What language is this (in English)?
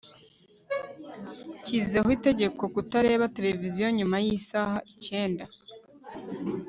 Kinyarwanda